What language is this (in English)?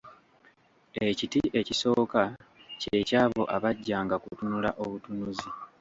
Ganda